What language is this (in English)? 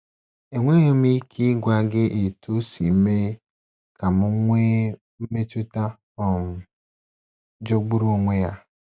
Igbo